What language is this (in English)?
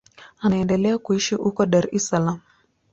Swahili